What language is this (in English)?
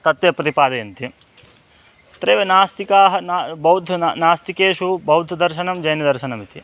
Sanskrit